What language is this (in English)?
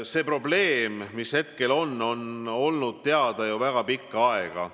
Estonian